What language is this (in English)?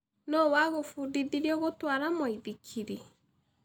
Kikuyu